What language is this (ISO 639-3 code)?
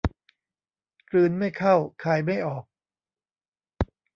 tha